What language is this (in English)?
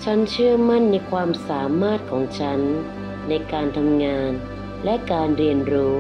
Thai